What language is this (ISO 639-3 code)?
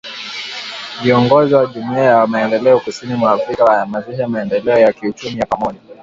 swa